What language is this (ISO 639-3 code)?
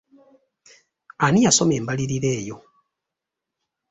lug